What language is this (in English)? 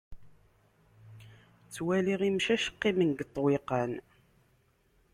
Kabyle